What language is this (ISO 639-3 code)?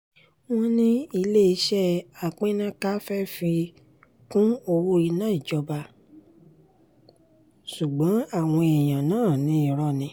yor